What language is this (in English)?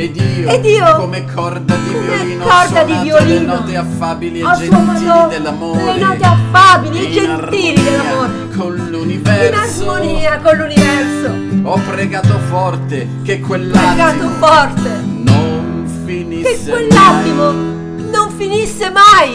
Italian